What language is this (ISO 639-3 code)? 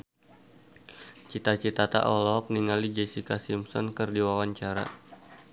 sun